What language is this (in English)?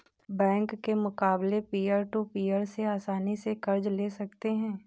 Hindi